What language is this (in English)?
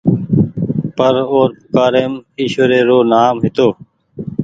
Goaria